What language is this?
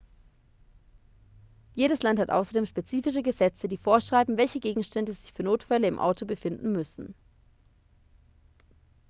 German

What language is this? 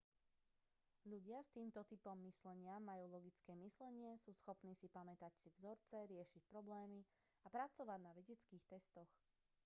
Slovak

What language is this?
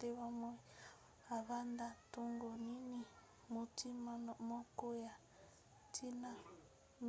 Lingala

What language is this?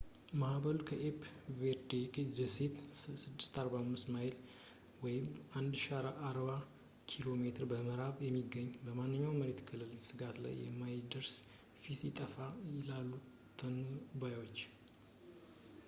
Amharic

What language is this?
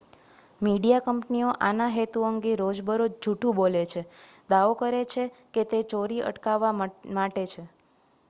Gujarati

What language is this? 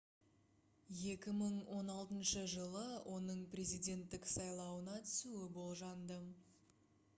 Kazakh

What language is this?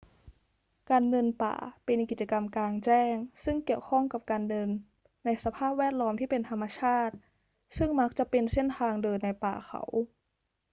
Thai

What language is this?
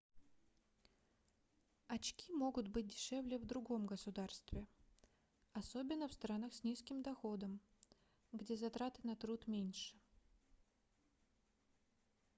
Russian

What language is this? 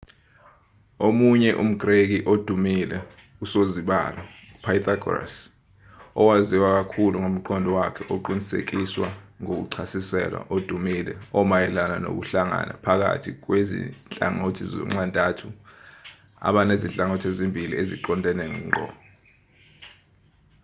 Zulu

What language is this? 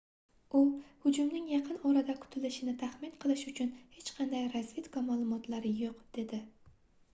Uzbek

